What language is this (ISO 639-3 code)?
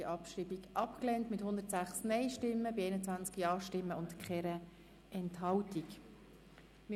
gsw